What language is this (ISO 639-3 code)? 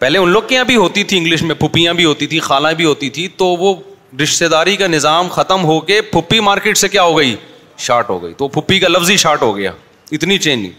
urd